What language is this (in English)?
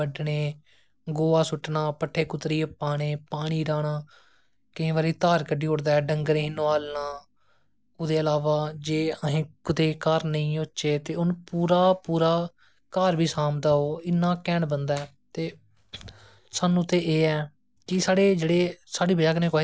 Dogri